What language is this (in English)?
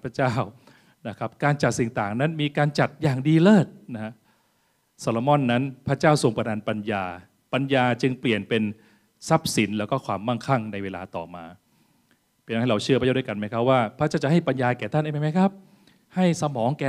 Thai